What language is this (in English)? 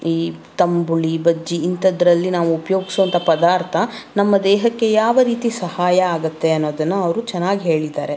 Kannada